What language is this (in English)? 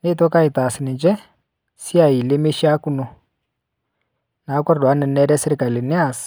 Masai